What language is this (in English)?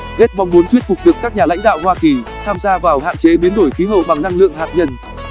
Vietnamese